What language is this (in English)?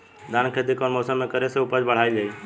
Bhojpuri